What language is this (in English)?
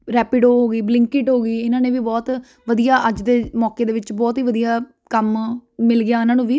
Punjabi